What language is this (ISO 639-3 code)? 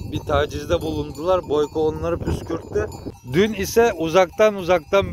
tur